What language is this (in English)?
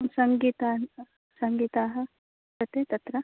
Sanskrit